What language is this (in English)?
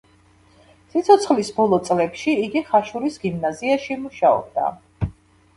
Georgian